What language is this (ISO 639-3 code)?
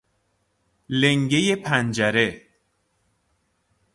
fas